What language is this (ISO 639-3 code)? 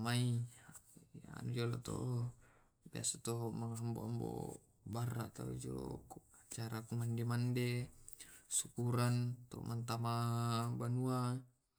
rob